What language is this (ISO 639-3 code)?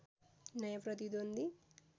nep